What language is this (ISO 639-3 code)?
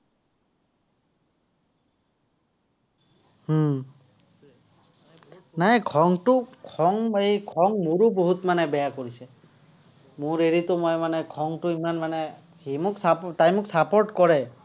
asm